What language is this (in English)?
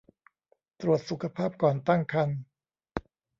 Thai